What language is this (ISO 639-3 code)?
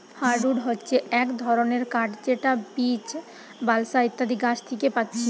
ben